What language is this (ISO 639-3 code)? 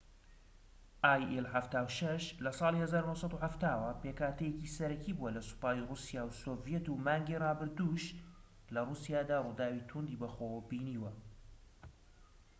ckb